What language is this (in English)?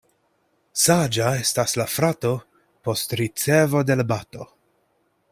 Esperanto